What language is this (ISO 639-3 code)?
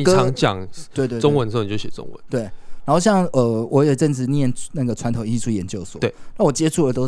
zho